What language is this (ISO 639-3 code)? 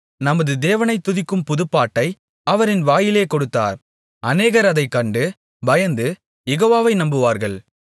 tam